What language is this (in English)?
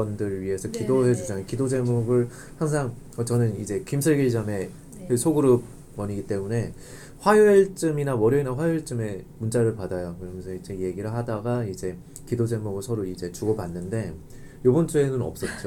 Korean